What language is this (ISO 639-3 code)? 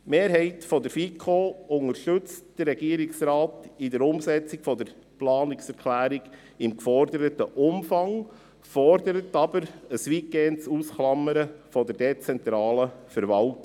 gsw